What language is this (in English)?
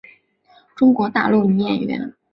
Chinese